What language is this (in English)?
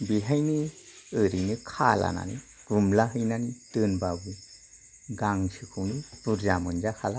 Bodo